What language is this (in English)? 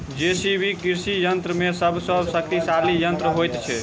Maithili